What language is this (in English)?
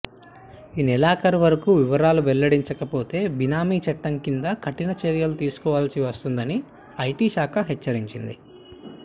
Telugu